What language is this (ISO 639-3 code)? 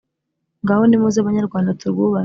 kin